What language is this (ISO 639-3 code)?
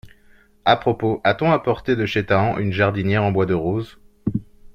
fra